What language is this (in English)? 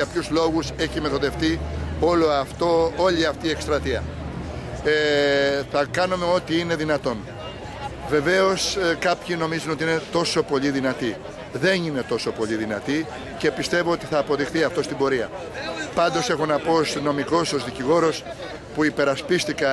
Greek